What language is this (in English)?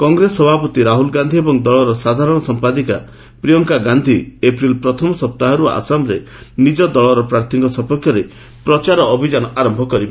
Odia